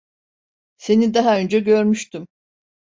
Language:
Turkish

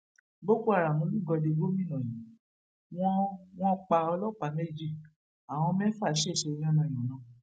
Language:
Yoruba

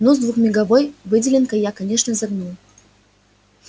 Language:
Russian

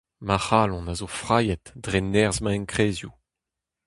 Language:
Breton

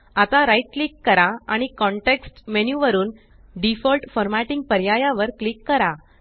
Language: Marathi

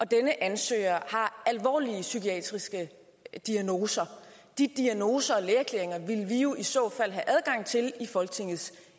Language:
Danish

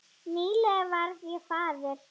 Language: Icelandic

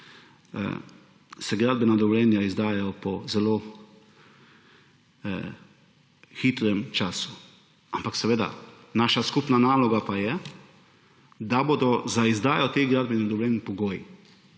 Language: Slovenian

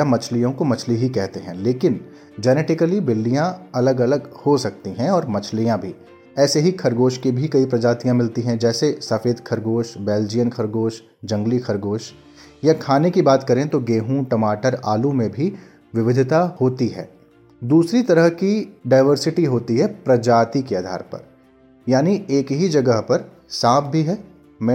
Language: Hindi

